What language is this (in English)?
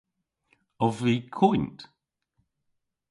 Cornish